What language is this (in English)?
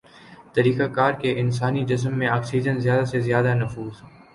Urdu